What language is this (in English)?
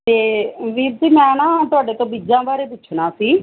Punjabi